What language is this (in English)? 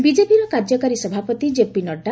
Odia